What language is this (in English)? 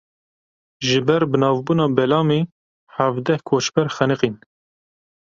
Kurdish